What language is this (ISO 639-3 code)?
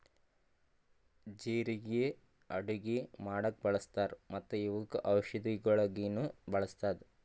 kan